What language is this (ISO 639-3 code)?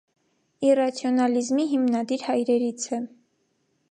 hye